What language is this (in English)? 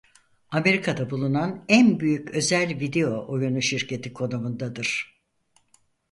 Turkish